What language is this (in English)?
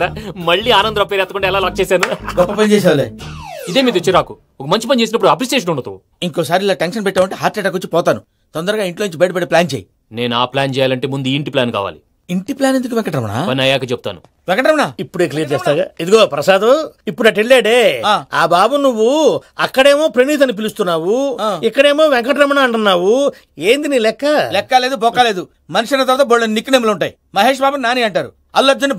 Telugu